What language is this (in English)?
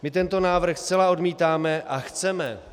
Czech